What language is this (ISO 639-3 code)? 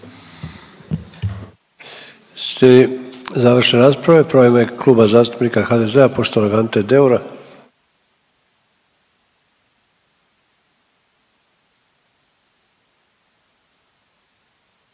hrv